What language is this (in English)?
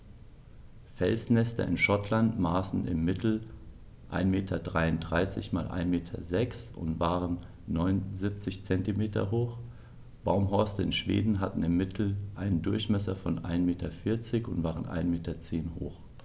German